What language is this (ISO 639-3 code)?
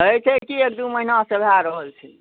mai